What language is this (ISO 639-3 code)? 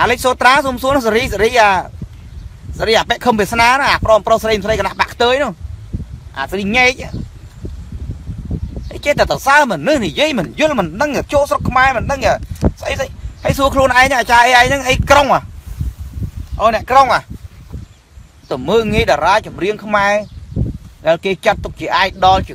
vie